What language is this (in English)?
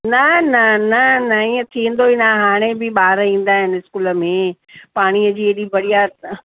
Sindhi